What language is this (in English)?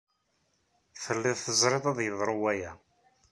Kabyle